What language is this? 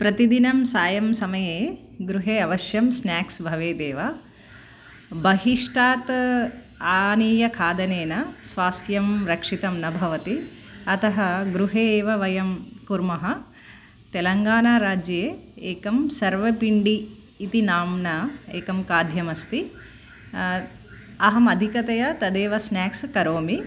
Sanskrit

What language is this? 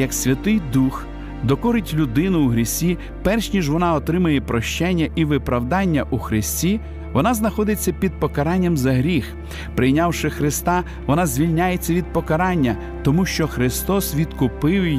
Ukrainian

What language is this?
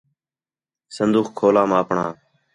Khetrani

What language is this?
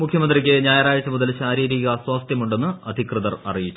Malayalam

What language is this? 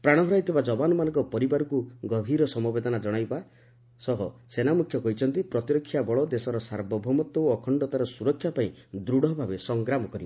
Odia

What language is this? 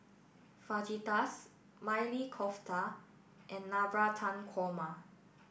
English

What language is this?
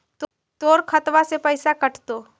Magahi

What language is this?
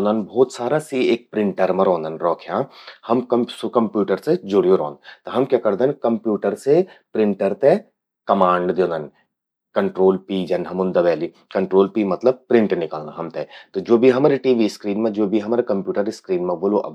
Garhwali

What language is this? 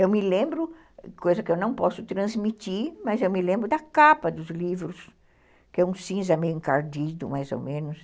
Portuguese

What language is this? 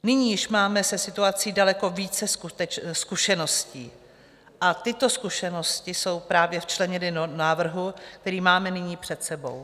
Czech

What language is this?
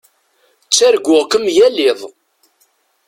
Kabyle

